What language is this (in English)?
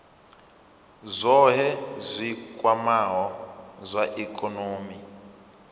Venda